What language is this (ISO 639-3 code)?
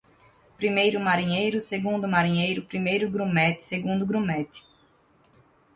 por